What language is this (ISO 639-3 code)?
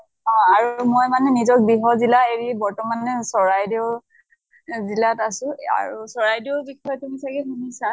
asm